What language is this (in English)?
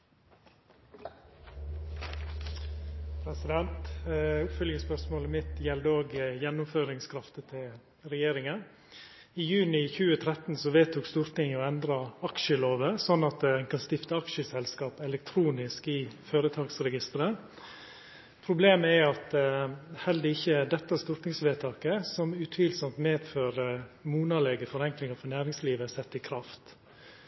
Norwegian Nynorsk